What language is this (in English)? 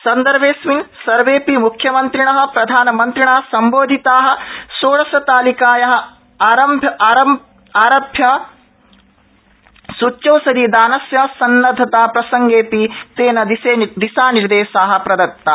Sanskrit